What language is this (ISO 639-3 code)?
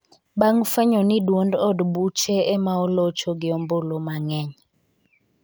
luo